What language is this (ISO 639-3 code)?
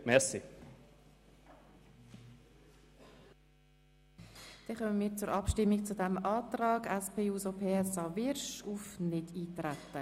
gsw